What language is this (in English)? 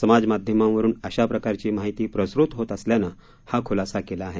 Marathi